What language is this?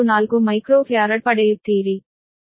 Kannada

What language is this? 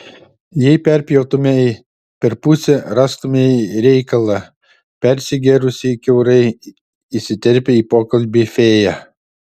Lithuanian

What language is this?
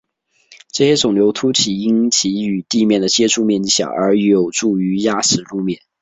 Chinese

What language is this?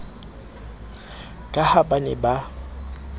Southern Sotho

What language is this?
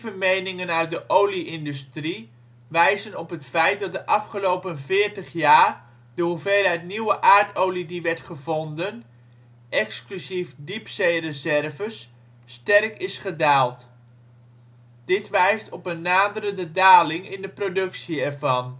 Dutch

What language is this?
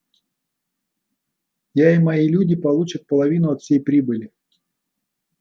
Russian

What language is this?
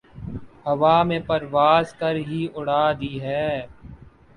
Urdu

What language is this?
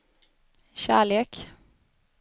Swedish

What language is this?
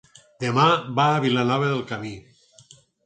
Catalan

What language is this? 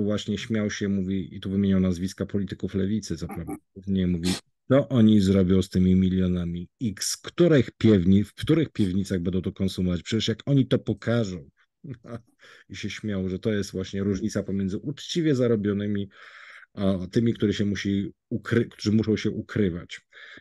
Polish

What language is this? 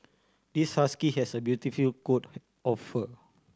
English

